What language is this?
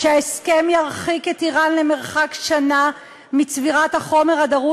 Hebrew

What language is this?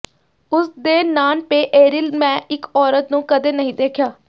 Punjabi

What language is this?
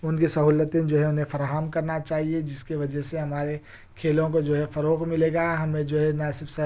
Urdu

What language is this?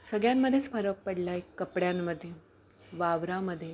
Marathi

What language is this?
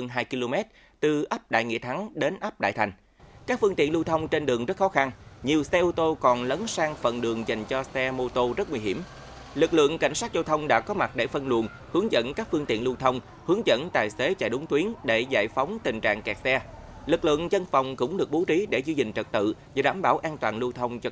Vietnamese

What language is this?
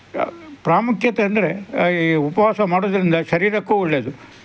Kannada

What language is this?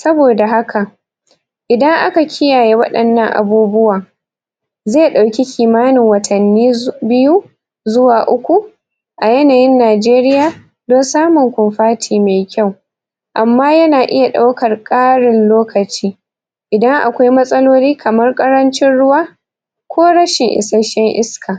Hausa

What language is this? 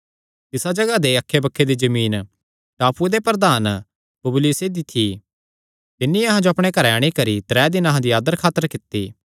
Kangri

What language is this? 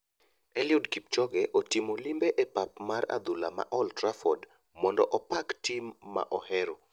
Luo (Kenya and Tanzania)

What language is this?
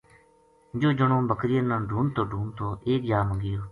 Gujari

